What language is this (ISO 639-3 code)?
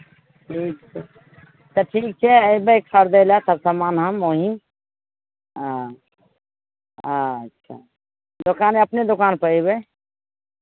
mai